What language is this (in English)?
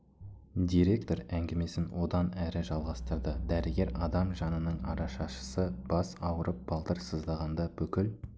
Kazakh